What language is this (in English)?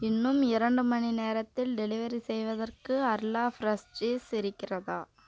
Tamil